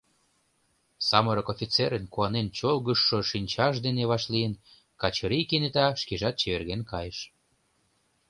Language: Mari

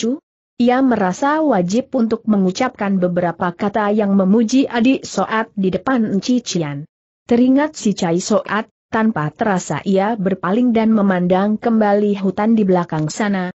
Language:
Indonesian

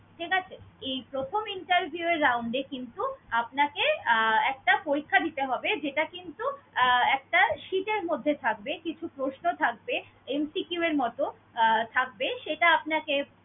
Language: Bangla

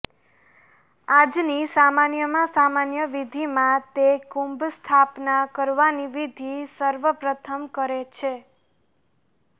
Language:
Gujarati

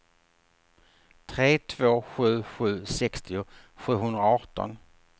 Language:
Swedish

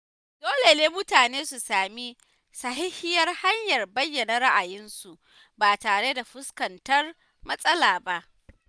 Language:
Hausa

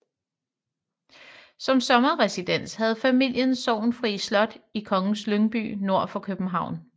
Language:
Danish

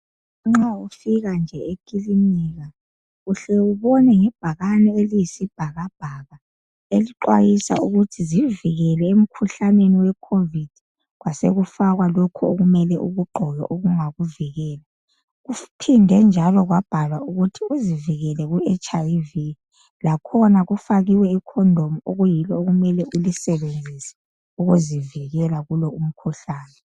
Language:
North Ndebele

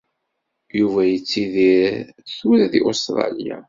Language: Kabyle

